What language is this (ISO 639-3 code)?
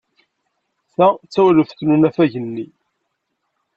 kab